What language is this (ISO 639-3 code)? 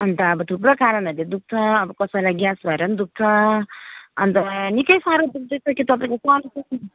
nep